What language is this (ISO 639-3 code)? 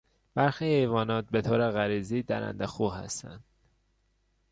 fas